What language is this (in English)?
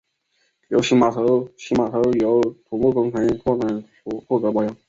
Chinese